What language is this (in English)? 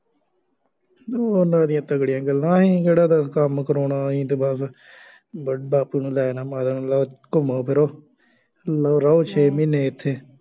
Punjabi